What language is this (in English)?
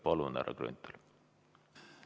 Estonian